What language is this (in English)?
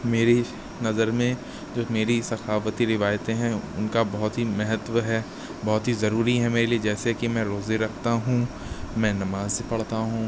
Urdu